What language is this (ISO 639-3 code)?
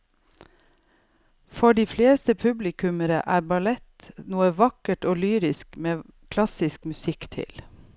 nor